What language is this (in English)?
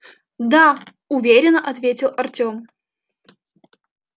Russian